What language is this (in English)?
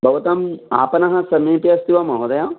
Sanskrit